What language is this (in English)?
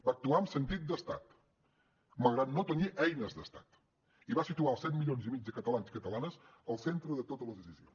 Catalan